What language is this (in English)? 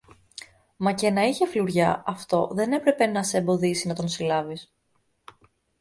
Greek